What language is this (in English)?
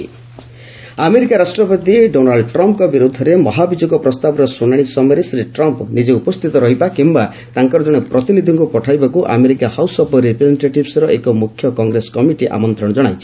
Odia